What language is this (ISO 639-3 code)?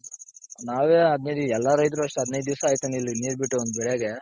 kan